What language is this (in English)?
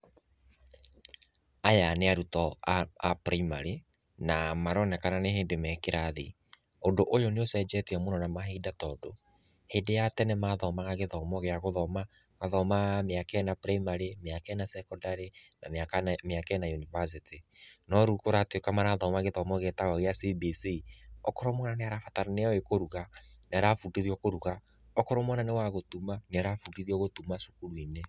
Kikuyu